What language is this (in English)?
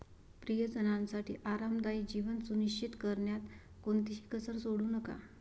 Marathi